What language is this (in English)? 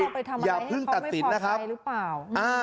Thai